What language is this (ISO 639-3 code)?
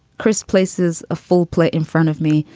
eng